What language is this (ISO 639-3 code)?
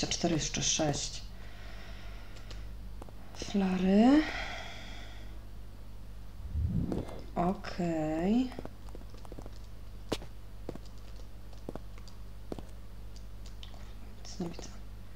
pol